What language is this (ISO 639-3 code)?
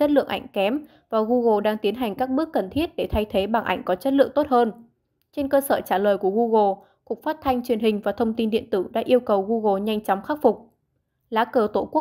vie